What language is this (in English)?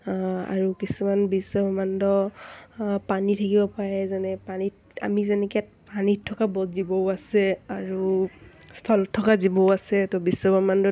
Assamese